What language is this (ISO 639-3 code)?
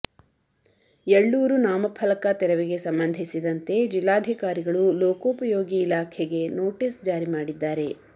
kan